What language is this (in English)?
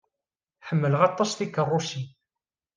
Kabyle